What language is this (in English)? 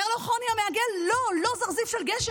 Hebrew